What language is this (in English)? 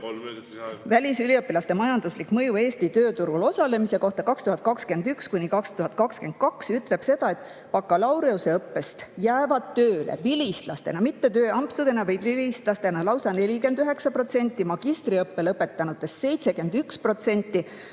Estonian